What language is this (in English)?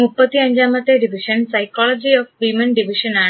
Malayalam